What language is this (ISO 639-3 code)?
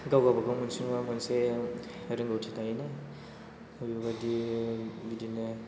brx